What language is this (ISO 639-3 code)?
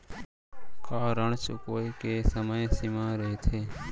hne